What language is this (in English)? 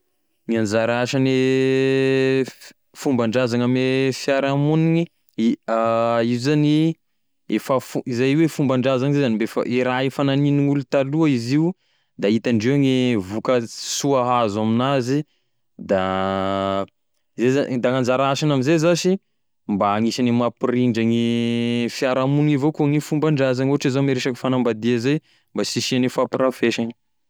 Tesaka Malagasy